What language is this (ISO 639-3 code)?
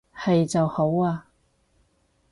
yue